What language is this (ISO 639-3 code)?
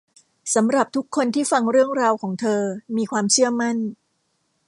tha